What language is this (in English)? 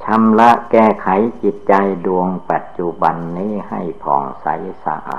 Thai